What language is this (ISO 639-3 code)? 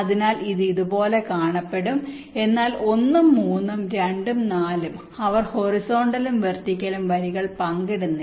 mal